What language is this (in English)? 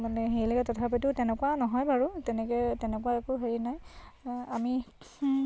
Assamese